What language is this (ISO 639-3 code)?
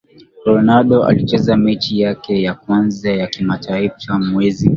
swa